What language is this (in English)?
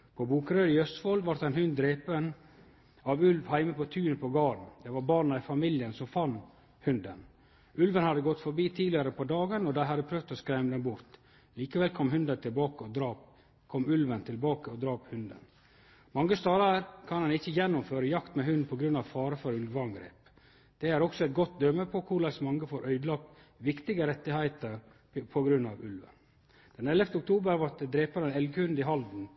Norwegian Nynorsk